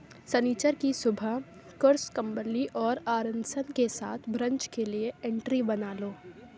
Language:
Urdu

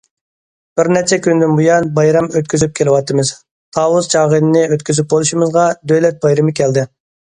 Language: Uyghur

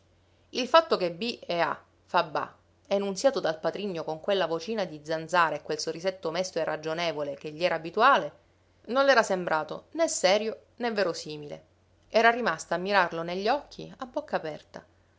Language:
Italian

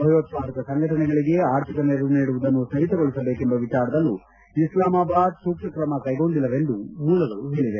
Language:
Kannada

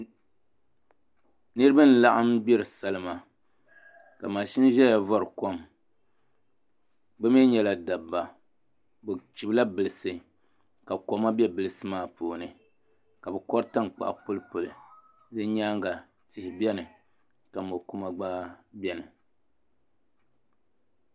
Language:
Dagbani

